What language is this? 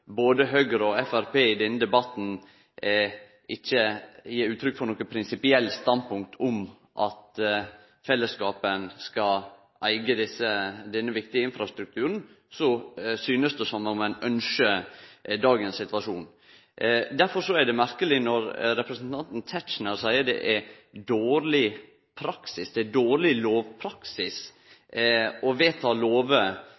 Norwegian Nynorsk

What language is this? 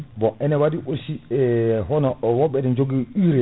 Fula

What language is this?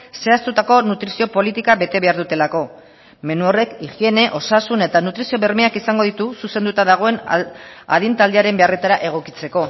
Basque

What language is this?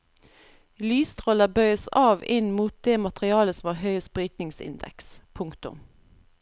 Norwegian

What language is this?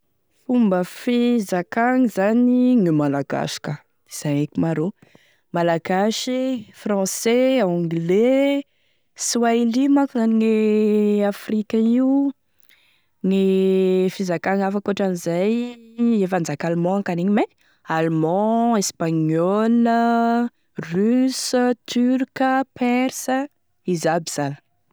Tesaka Malagasy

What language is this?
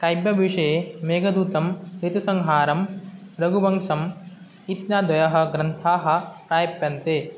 Sanskrit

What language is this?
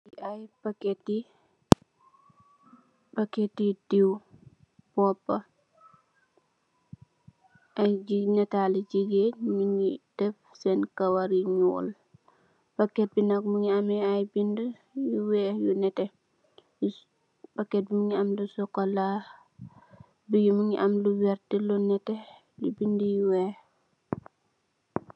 Wolof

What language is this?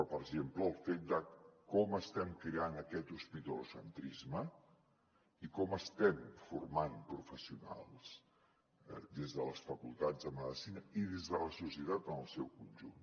Catalan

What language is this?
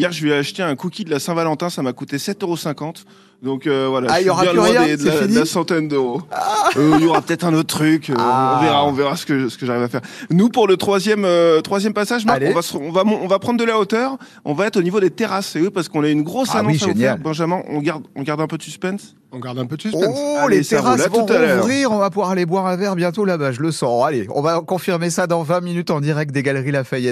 French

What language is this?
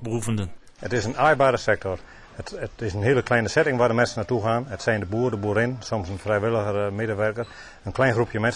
Dutch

